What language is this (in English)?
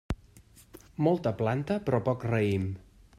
Catalan